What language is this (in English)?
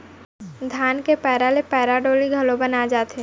Chhattisgarhi